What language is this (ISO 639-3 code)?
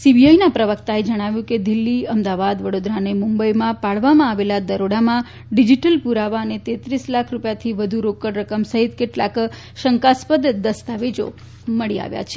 guj